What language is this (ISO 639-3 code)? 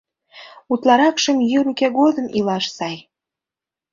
chm